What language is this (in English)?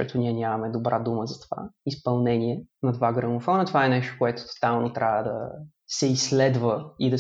Bulgarian